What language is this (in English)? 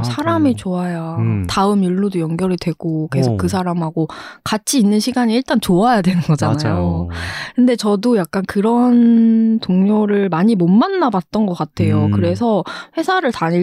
Korean